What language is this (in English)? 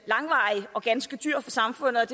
Danish